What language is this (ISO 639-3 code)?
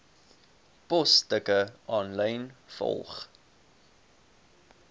afr